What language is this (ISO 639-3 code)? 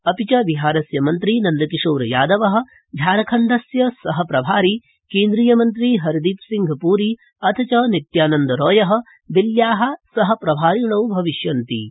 san